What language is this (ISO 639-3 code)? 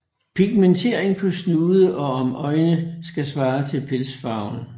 dan